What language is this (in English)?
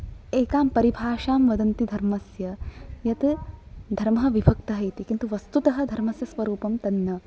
Sanskrit